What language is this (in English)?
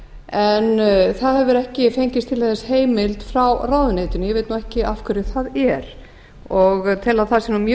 Icelandic